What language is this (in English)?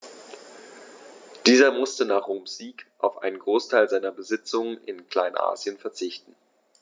German